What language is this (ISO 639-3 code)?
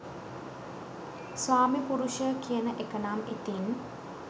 sin